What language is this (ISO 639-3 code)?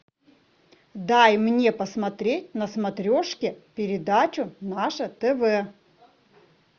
rus